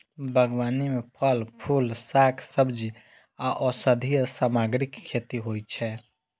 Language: Maithili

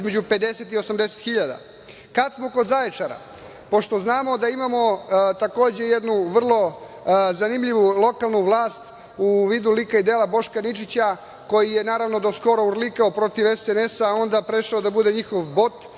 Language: Serbian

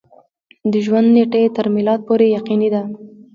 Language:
Pashto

